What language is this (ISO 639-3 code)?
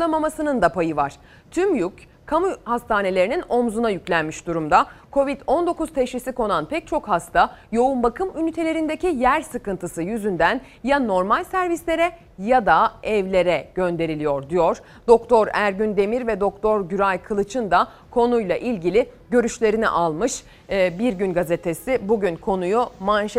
tur